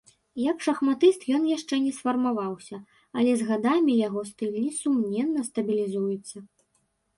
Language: Belarusian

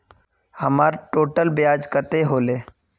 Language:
Magahi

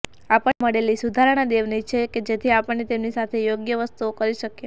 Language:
Gujarati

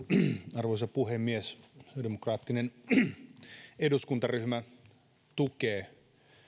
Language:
Finnish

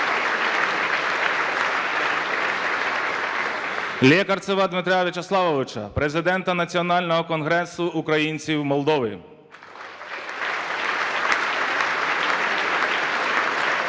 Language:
Ukrainian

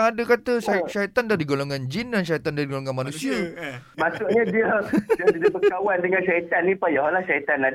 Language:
Malay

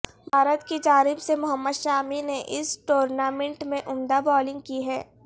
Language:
Urdu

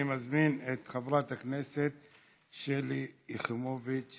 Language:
Hebrew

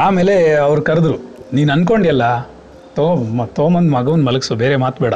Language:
Kannada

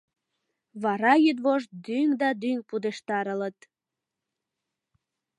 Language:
Mari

